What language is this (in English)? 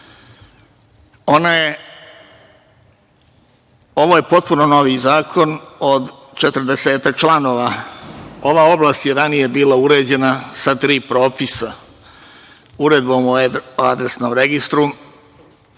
Serbian